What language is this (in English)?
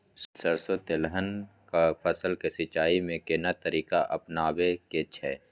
Maithili